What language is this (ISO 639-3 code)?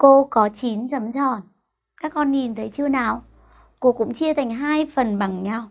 vie